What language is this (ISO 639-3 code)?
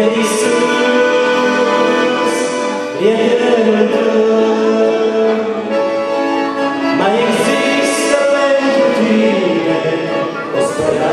ron